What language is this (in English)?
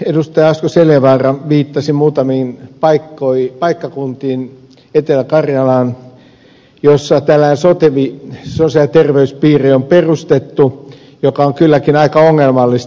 Finnish